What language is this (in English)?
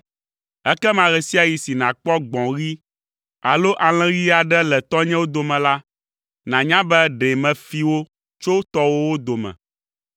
Ewe